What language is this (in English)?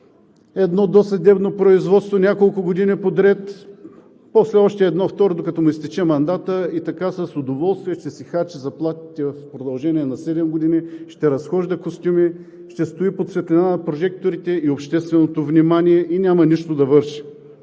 Bulgarian